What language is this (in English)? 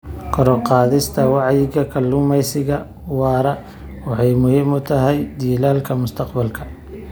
Somali